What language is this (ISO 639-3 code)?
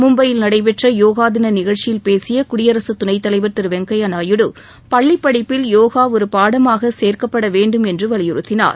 tam